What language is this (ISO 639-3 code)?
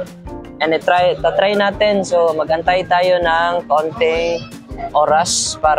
fil